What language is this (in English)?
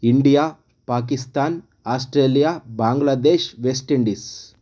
Kannada